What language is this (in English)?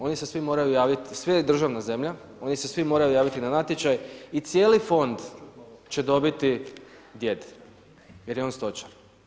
Croatian